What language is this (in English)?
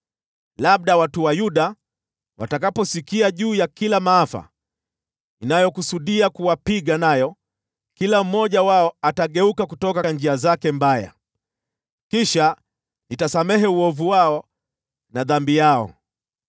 Swahili